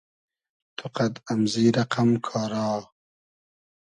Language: Hazaragi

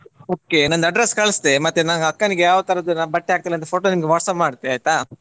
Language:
Kannada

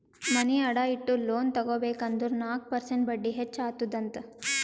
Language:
Kannada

